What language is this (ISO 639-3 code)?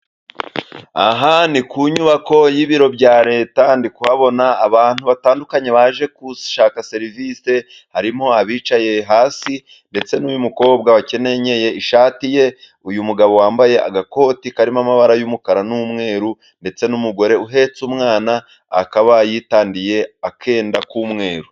kin